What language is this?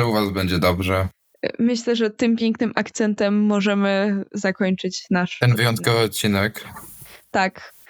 Polish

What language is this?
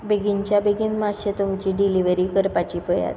Konkani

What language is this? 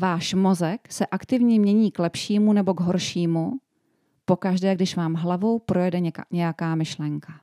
Czech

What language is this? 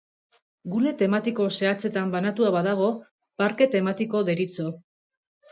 Basque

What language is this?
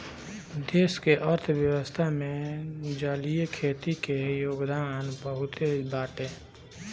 Bhojpuri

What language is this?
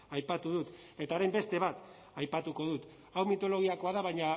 Basque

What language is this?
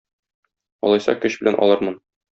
Tatar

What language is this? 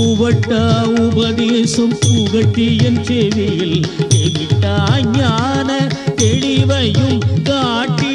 Tamil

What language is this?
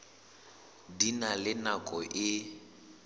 Southern Sotho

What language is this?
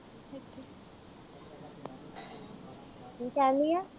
Punjabi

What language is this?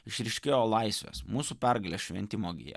Lithuanian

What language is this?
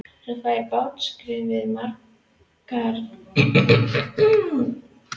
Icelandic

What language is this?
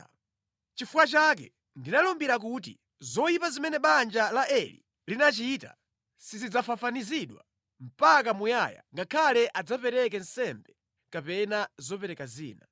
Nyanja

